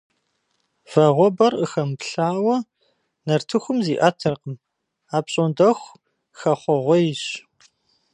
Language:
Kabardian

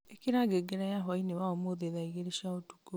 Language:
Kikuyu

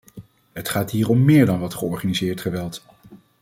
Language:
Dutch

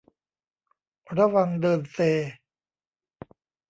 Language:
Thai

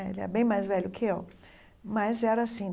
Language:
Portuguese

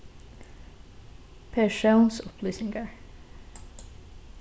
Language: Faroese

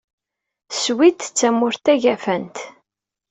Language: Kabyle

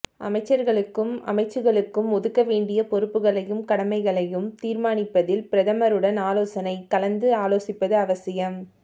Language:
Tamil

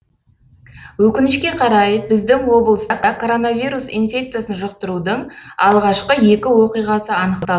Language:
Kazakh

